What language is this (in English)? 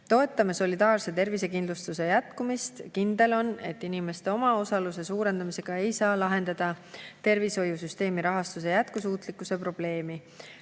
Estonian